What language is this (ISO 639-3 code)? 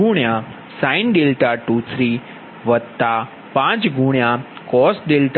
guj